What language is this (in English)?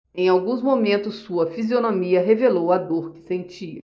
Portuguese